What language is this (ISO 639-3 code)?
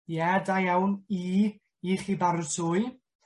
cym